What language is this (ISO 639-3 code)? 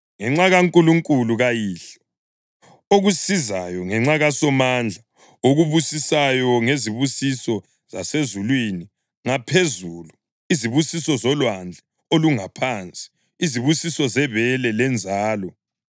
nde